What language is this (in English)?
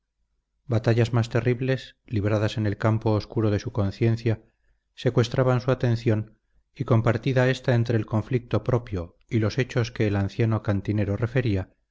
Spanish